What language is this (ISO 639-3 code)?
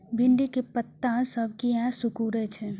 mai